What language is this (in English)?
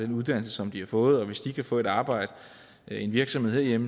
Danish